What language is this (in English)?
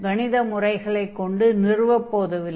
Tamil